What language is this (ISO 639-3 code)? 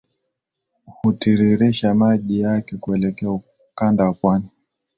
swa